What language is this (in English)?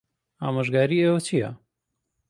Central Kurdish